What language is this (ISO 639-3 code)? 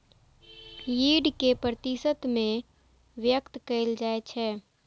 mai